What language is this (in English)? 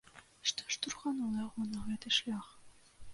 Belarusian